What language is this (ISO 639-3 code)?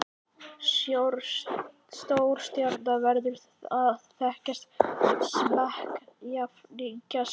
isl